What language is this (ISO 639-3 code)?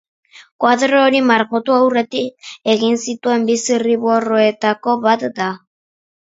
eus